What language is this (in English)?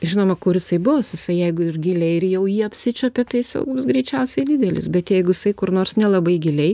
Lithuanian